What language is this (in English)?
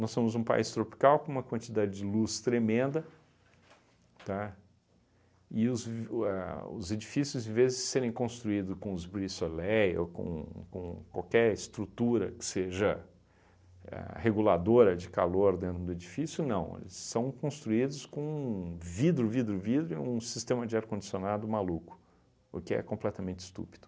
Portuguese